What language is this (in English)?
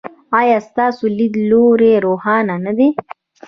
Pashto